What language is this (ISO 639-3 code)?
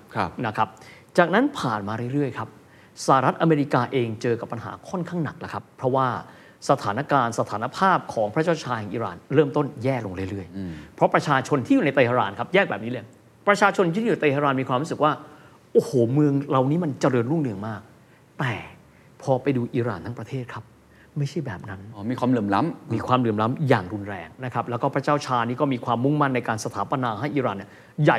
tha